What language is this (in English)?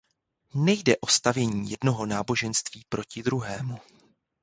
Czech